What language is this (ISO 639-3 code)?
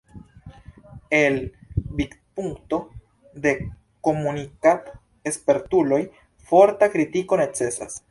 epo